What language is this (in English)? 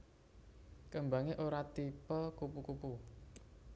Javanese